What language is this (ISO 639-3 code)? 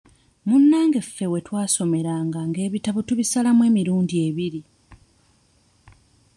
lug